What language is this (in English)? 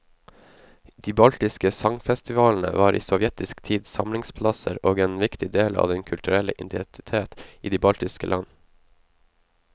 Norwegian